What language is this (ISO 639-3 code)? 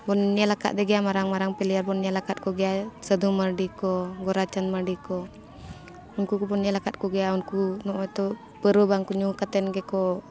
sat